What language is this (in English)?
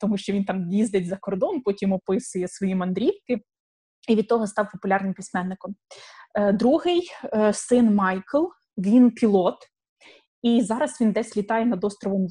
Ukrainian